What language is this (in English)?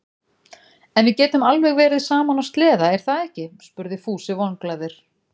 Icelandic